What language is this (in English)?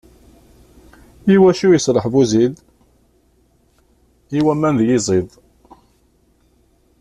Kabyle